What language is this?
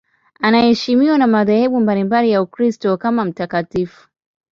Swahili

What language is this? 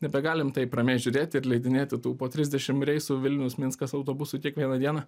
Lithuanian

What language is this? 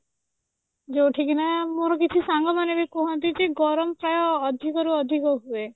Odia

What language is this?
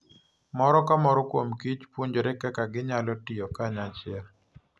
Luo (Kenya and Tanzania)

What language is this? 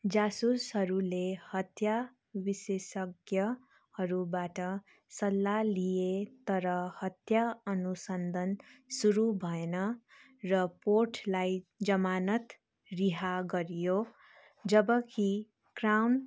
Nepali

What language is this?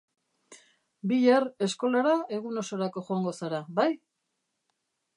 Basque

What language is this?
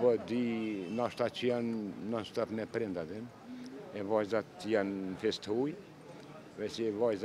Romanian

